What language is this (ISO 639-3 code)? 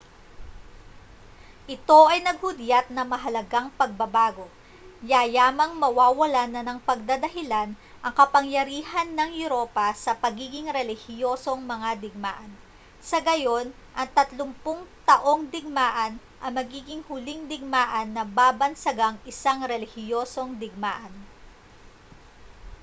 fil